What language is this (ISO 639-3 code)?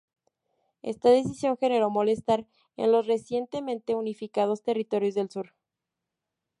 spa